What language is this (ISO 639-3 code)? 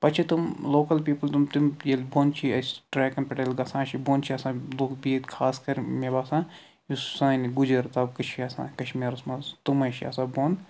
kas